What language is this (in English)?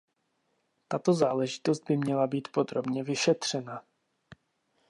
Czech